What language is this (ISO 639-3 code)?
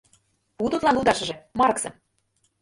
chm